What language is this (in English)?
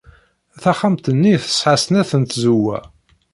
Kabyle